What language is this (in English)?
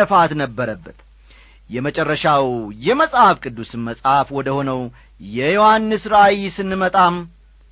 Amharic